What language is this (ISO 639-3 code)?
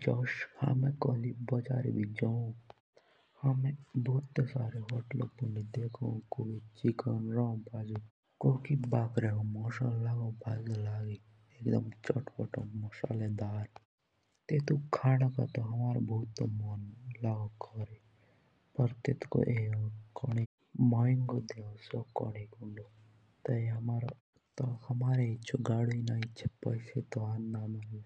jns